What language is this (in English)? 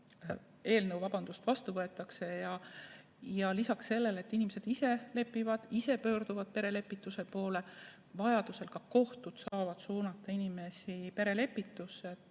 Estonian